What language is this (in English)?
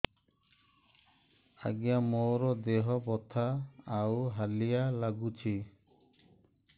Odia